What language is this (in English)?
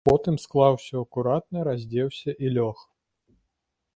Belarusian